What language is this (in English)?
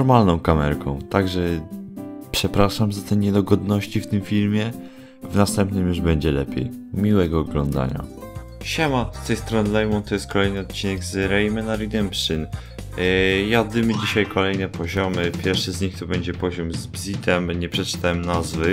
Polish